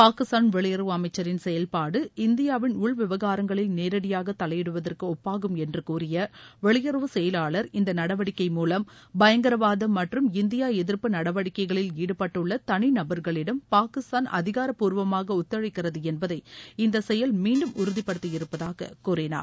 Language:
Tamil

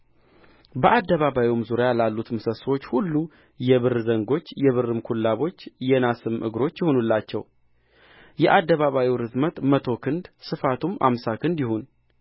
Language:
Amharic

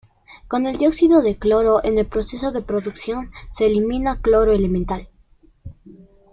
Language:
Spanish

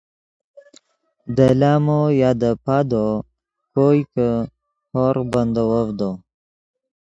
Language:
Yidgha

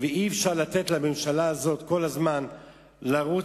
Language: Hebrew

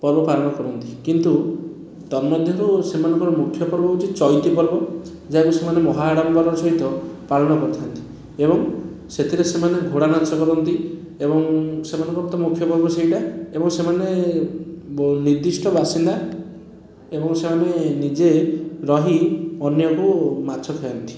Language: Odia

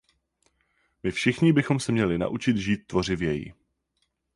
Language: Czech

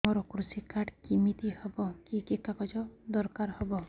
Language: Odia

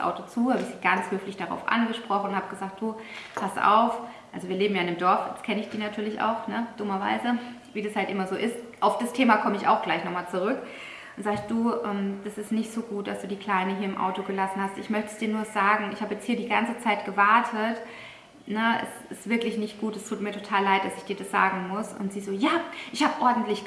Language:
German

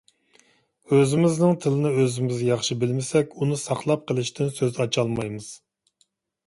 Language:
Uyghur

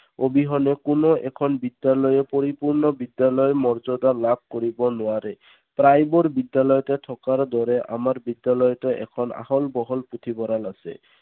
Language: Assamese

